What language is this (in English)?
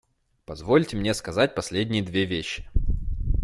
Russian